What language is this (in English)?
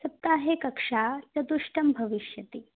Sanskrit